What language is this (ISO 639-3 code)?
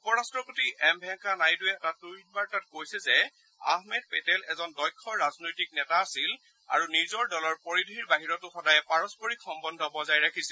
asm